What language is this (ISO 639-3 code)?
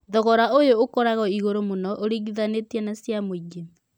kik